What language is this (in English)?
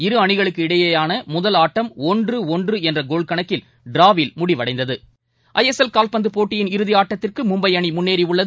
Tamil